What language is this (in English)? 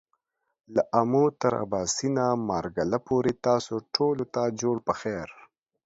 Pashto